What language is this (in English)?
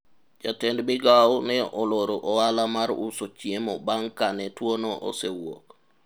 Luo (Kenya and Tanzania)